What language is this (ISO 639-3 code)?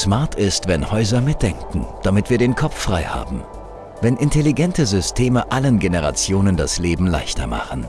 deu